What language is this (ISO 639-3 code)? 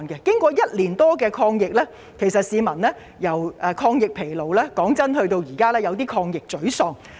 yue